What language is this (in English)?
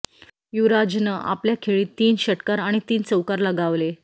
Marathi